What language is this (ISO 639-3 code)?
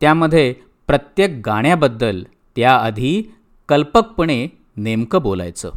mar